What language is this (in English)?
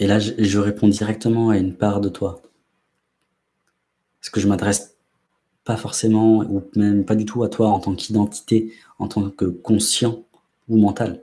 French